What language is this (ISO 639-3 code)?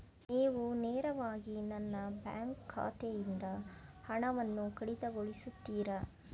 kan